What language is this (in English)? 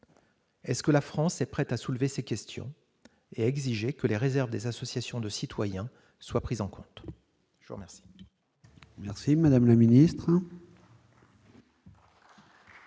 French